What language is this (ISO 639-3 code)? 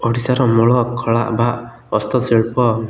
ori